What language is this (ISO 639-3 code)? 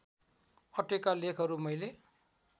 nep